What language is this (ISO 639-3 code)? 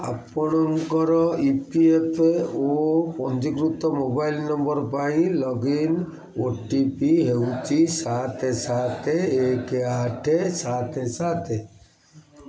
ori